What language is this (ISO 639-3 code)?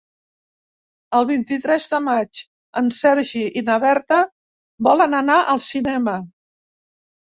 cat